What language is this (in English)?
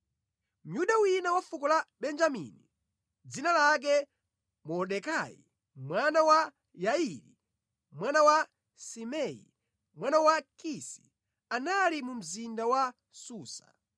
Nyanja